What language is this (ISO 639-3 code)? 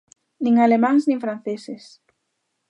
glg